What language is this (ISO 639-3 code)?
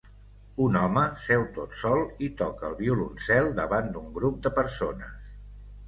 cat